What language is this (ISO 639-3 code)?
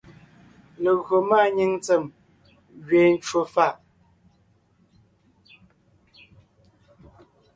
nnh